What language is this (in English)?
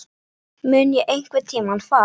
Icelandic